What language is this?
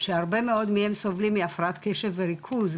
Hebrew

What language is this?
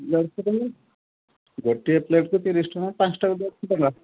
Odia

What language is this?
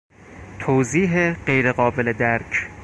Persian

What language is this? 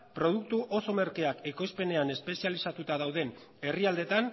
Basque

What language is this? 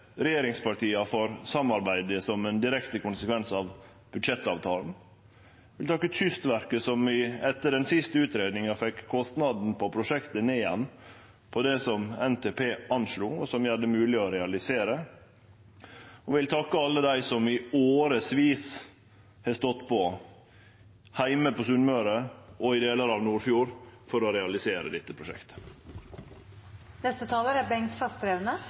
Norwegian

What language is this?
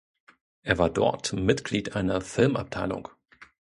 German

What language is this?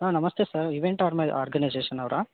Kannada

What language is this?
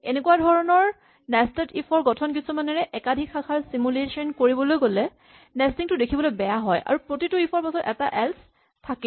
Assamese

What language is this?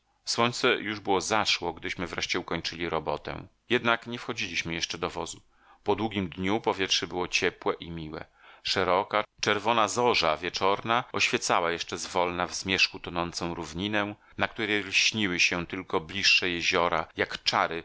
Polish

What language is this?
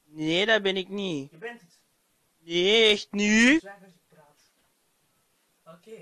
Dutch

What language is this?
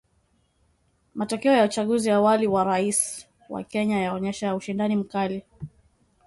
Swahili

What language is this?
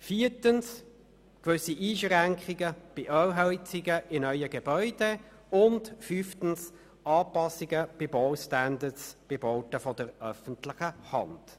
Swiss German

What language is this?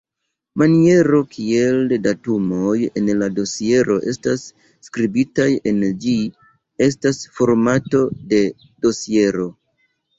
Esperanto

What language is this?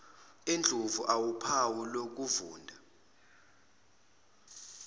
Zulu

